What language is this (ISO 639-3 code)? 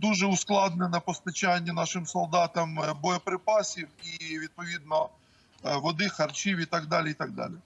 ukr